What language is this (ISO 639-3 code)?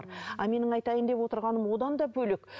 kaz